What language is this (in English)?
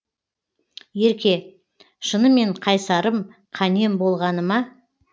Kazakh